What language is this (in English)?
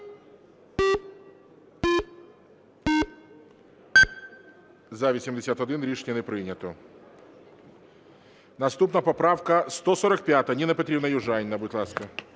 Ukrainian